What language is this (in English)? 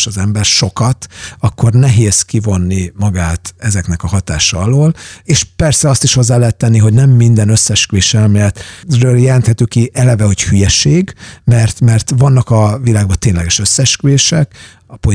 Hungarian